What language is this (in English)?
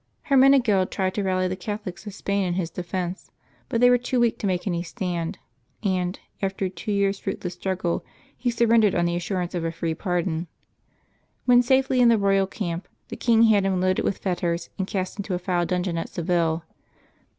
English